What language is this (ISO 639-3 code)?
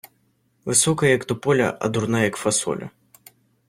ukr